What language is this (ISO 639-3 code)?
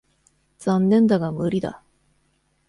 jpn